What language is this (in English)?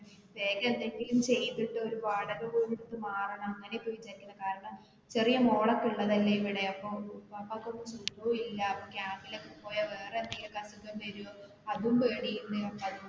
Malayalam